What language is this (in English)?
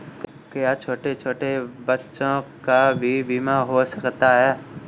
Hindi